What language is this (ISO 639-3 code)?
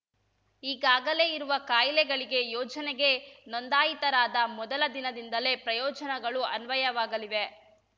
kan